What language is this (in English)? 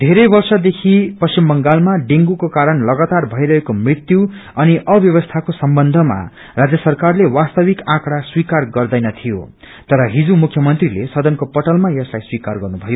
Nepali